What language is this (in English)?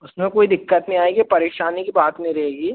Hindi